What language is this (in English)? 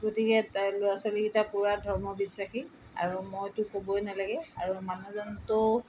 Assamese